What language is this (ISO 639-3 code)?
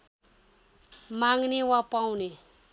nep